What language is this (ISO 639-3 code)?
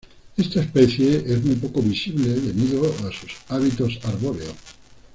spa